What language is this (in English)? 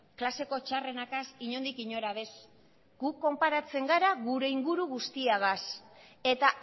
Basque